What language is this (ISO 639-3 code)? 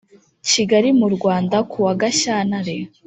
kin